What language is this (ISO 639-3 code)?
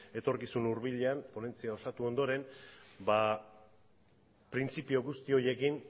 eus